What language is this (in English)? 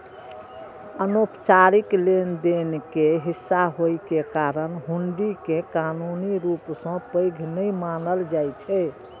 Maithili